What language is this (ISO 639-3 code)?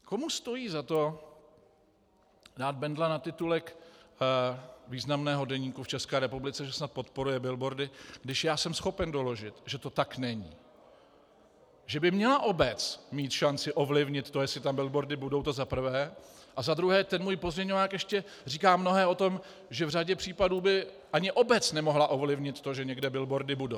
ces